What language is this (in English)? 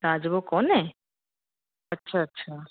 Sindhi